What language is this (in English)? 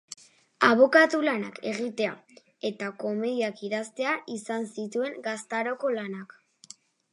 Basque